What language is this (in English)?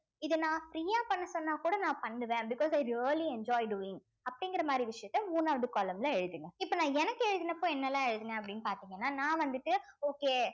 Tamil